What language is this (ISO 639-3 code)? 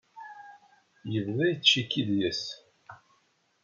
kab